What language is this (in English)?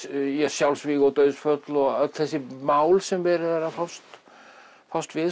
Icelandic